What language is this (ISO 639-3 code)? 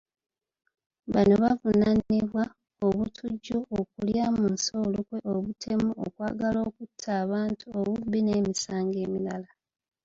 lug